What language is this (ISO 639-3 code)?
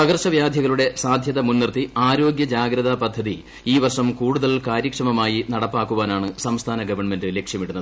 mal